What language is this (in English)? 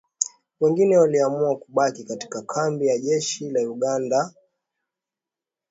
Swahili